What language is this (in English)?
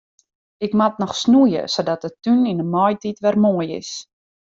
Western Frisian